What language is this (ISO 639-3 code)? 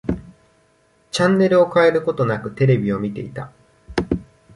jpn